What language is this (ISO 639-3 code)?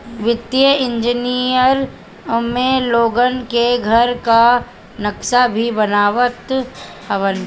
bho